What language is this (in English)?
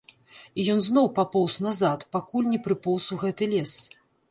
Belarusian